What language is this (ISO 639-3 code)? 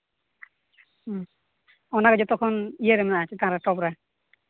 sat